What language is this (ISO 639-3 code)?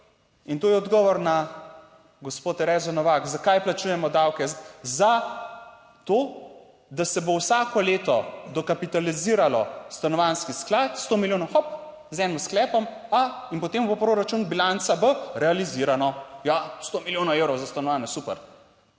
slv